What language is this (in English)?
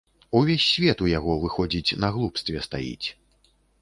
Belarusian